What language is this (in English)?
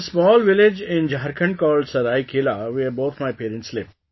English